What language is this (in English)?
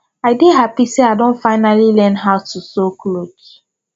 Nigerian Pidgin